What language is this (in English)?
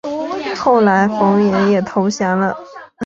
Chinese